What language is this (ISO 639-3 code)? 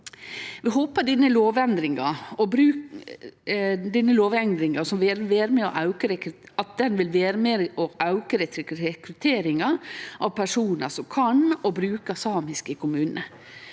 nor